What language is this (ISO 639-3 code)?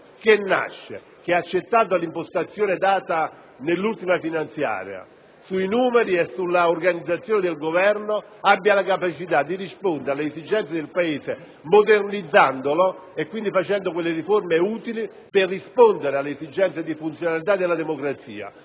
ita